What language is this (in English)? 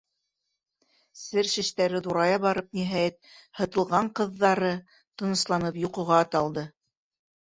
Bashkir